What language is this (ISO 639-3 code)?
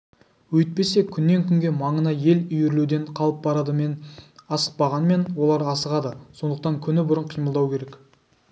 kaz